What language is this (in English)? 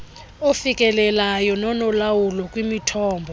Xhosa